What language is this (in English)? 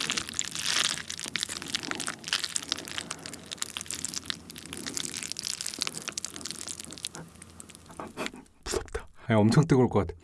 Korean